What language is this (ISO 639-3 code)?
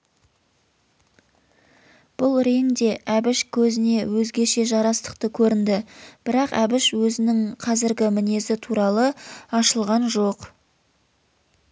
kaz